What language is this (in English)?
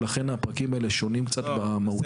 Hebrew